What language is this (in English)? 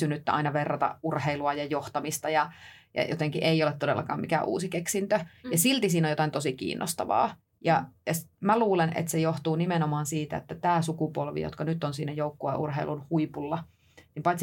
Finnish